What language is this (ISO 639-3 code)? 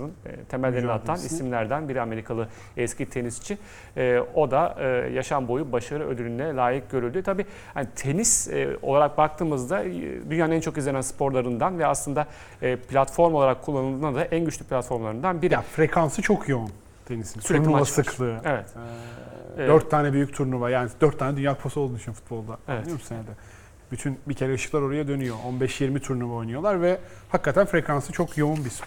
tur